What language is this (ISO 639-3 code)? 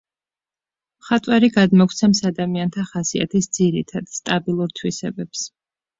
kat